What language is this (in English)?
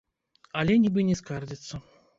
Belarusian